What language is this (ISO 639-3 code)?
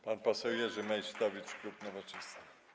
pol